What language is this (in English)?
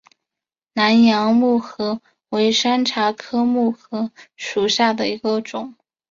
Chinese